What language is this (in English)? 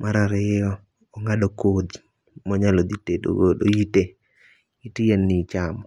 Luo (Kenya and Tanzania)